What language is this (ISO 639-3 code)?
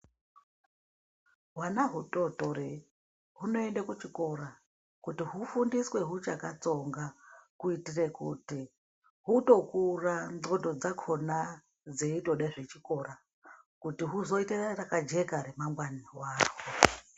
ndc